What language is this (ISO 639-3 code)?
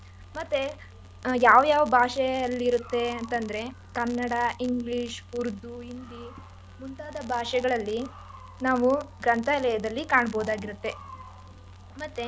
kan